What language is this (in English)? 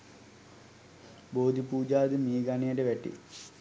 Sinhala